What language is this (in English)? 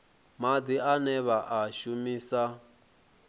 Venda